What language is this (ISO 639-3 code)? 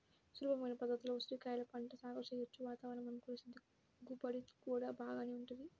tel